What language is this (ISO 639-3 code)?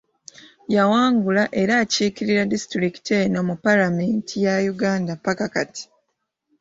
lug